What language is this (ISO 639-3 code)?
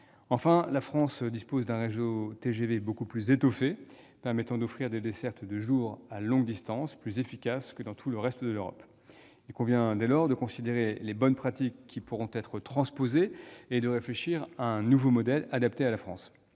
fra